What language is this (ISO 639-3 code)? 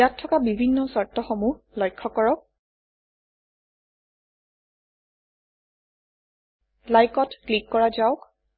asm